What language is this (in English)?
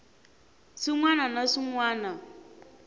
Tsonga